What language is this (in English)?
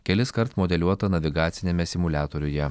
Lithuanian